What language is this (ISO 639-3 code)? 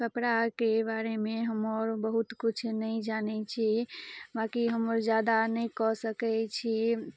mai